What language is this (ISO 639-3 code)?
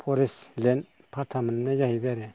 brx